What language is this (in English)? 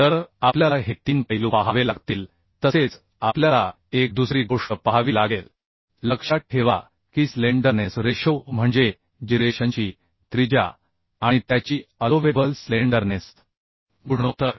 Marathi